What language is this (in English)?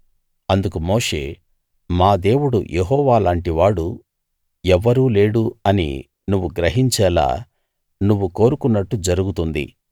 Telugu